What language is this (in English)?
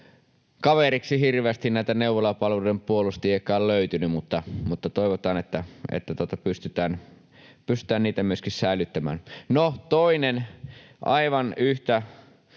Finnish